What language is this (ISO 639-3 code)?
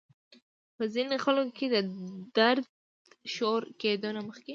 pus